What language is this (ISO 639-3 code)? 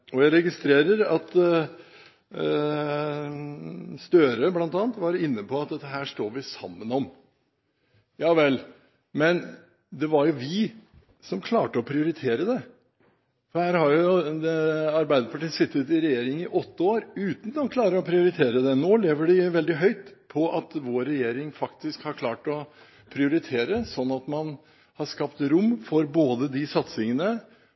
nob